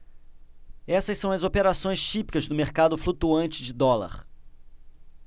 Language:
Portuguese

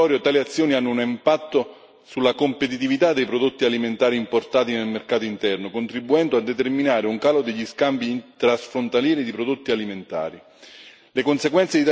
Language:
Italian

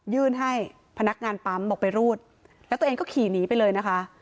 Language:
Thai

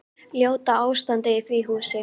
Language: Icelandic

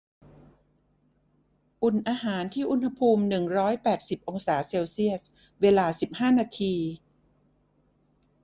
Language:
Thai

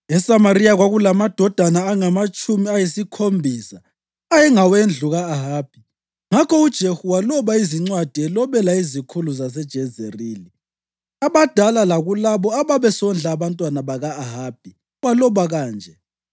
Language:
North Ndebele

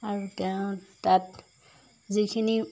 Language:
Assamese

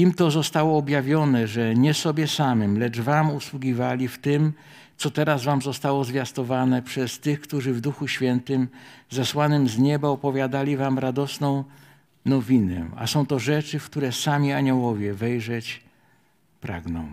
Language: Polish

